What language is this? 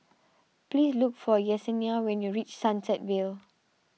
English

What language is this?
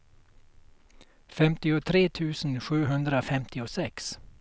Swedish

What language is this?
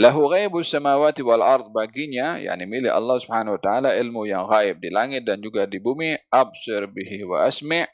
Malay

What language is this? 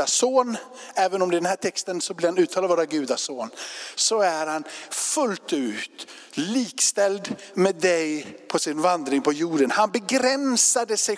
Swedish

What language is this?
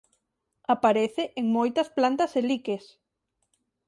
Galician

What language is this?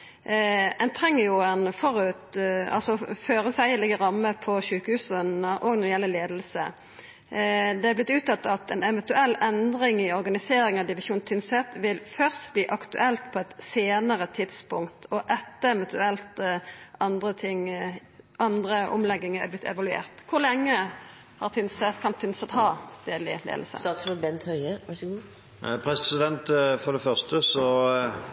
Norwegian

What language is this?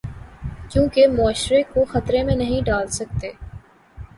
Urdu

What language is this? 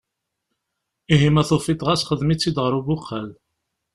Kabyle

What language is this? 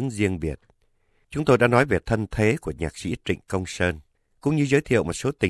Vietnamese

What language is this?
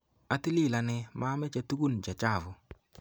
Kalenjin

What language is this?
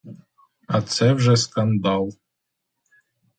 Ukrainian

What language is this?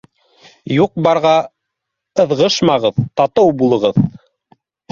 Bashkir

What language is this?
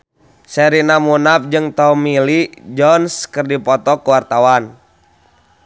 Sundanese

